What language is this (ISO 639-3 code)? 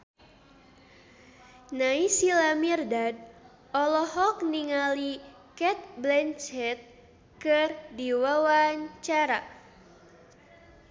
sun